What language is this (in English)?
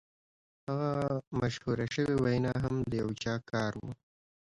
Pashto